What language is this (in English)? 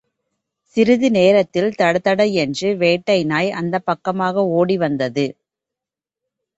Tamil